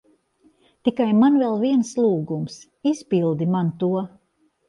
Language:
Latvian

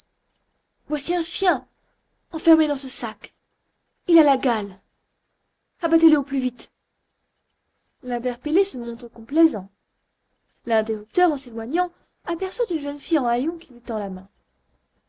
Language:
French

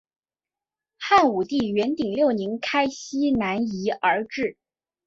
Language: Chinese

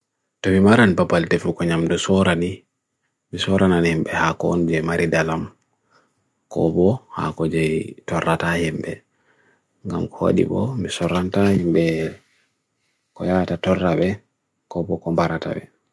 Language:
Bagirmi Fulfulde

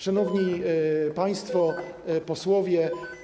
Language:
Polish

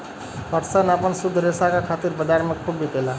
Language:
Bhojpuri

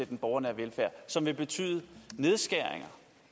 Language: Danish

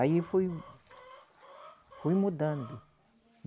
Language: Portuguese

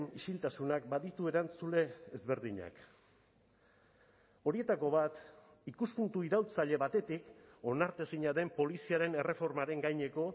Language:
Basque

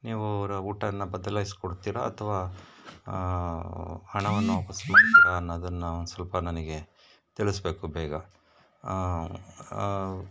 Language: Kannada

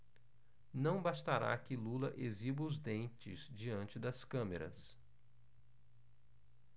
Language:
Portuguese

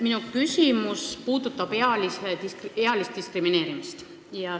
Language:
Estonian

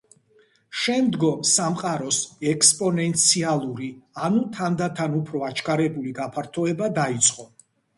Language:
Georgian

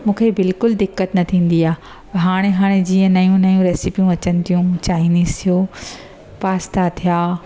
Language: Sindhi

